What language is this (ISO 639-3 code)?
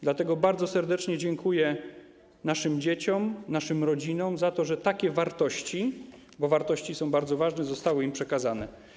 pol